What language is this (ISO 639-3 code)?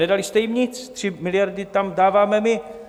ces